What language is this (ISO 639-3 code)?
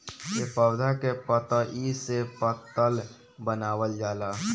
bho